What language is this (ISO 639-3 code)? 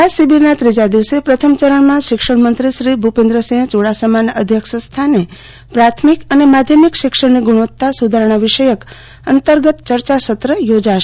guj